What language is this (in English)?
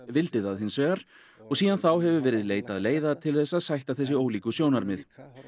Icelandic